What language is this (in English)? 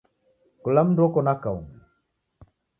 Taita